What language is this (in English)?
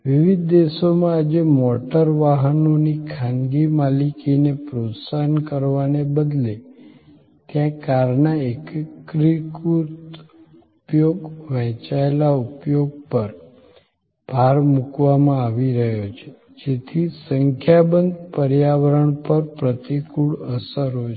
Gujarati